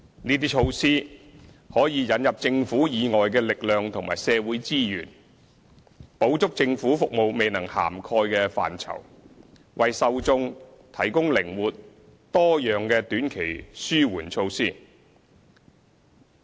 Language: Cantonese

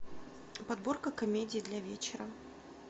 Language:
Russian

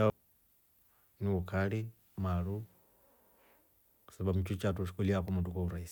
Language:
Rombo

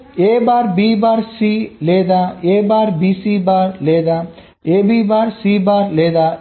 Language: Telugu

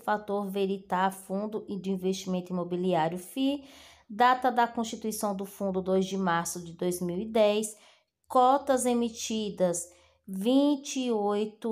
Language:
Portuguese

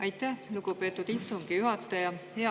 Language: Estonian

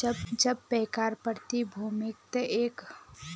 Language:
Magahi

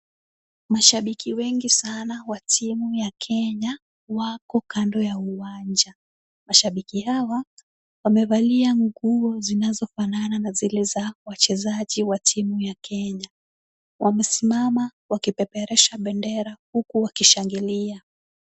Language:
Swahili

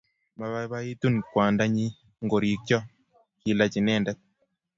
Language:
Kalenjin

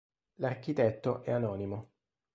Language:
Italian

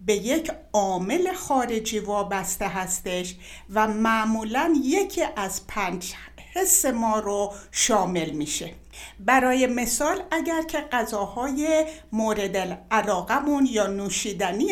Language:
Persian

